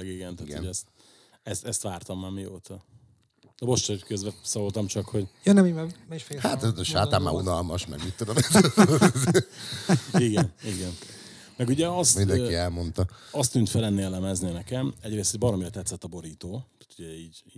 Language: Hungarian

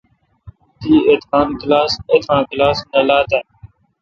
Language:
Kalkoti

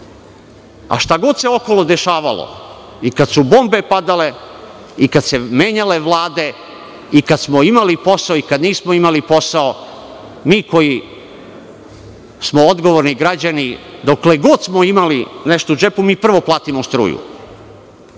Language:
Serbian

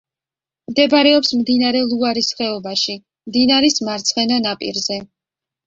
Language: Georgian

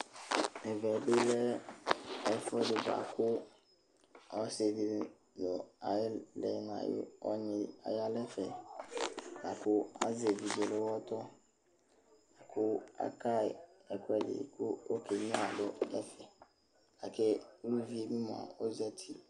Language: Ikposo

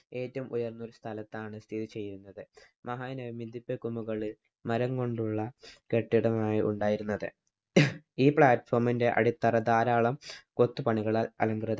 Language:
Malayalam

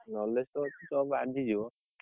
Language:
Odia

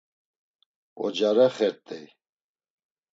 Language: Laz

